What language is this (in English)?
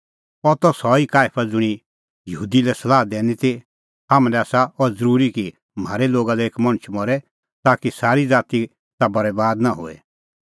Kullu Pahari